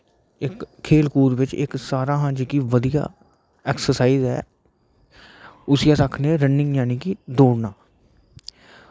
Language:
Dogri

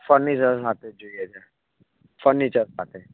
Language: Gujarati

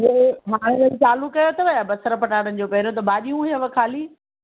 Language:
Sindhi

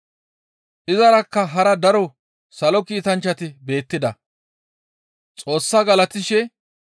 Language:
Gamo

